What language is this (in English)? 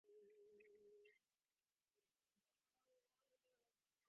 Divehi